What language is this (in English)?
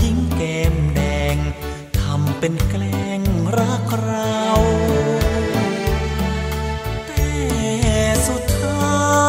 Thai